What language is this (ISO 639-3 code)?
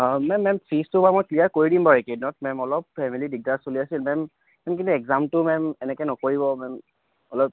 asm